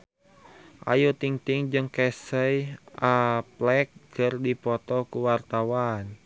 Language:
Sundanese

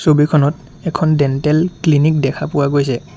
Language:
Assamese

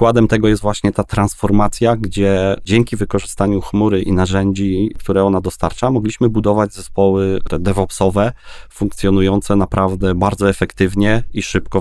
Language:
Polish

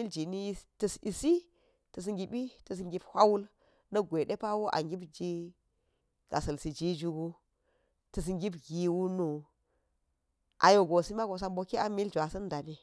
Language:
Geji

